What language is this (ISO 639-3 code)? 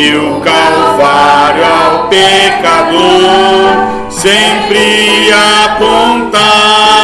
por